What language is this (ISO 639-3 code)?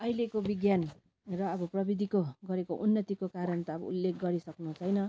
nep